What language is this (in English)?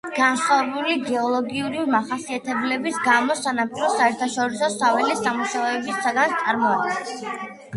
Georgian